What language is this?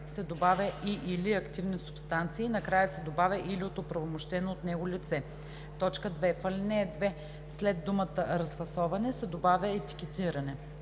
Bulgarian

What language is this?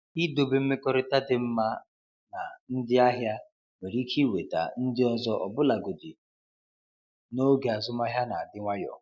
Igbo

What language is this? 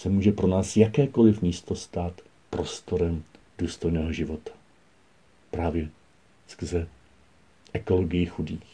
Czech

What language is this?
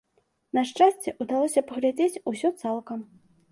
Belarusian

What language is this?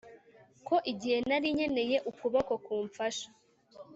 Kinyarwanda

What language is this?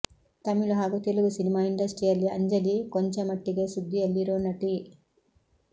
Kannada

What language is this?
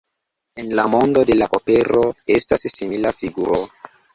Esperanto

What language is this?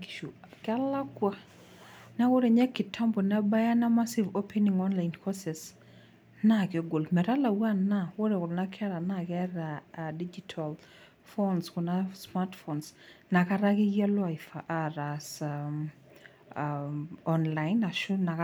Masai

